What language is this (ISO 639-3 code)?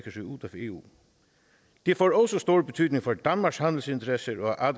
dan